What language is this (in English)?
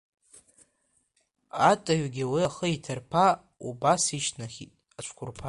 Abkhazian